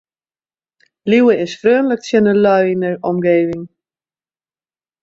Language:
Western Frisian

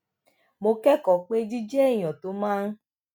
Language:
Yoruba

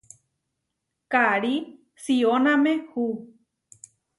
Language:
Huarijio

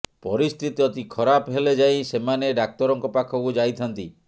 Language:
Odia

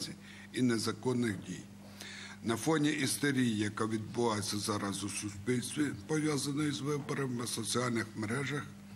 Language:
Ukrainian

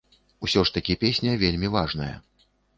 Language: Belarusian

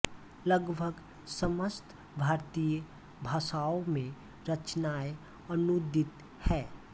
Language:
Hindi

